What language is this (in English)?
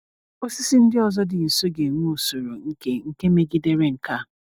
Igbo